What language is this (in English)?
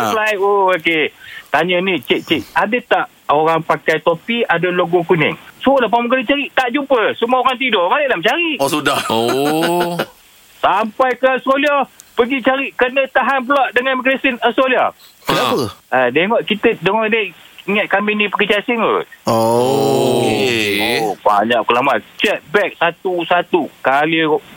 Malay